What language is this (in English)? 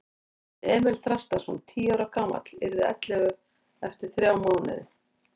Icelandic